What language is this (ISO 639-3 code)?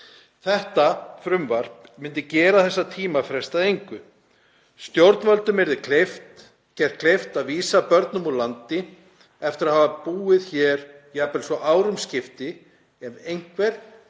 isl